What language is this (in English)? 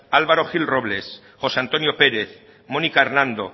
Basque